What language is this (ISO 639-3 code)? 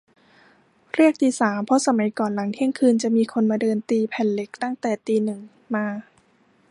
tha